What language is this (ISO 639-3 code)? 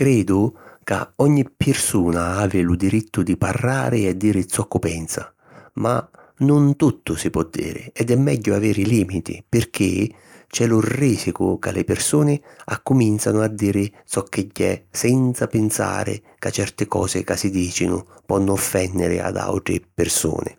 scn